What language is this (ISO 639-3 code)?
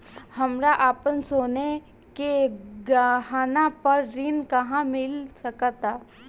bho